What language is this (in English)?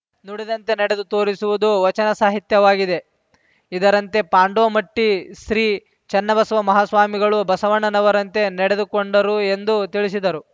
Kannada